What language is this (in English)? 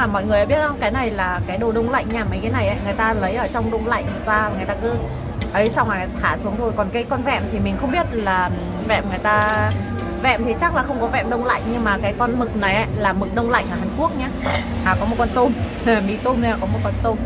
Vietnamese